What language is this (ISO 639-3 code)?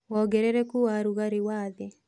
kik